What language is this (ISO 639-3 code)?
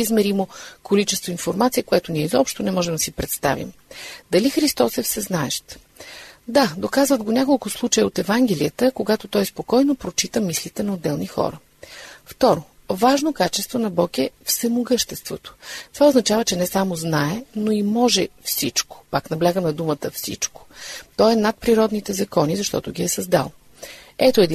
bul